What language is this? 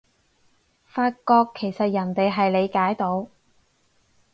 Cantonese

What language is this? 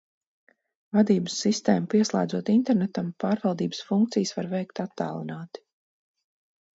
Latvian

